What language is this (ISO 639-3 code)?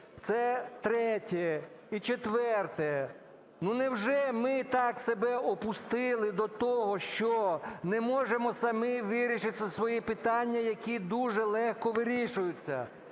ukr